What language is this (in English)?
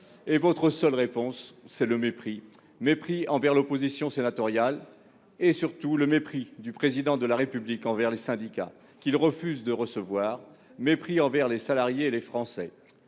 French